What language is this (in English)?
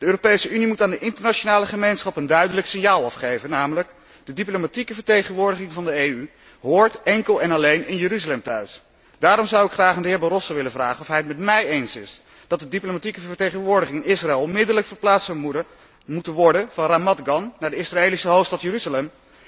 Dutch